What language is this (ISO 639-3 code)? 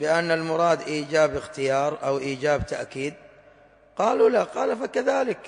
ara